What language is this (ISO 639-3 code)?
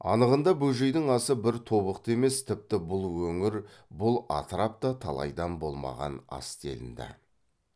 kaz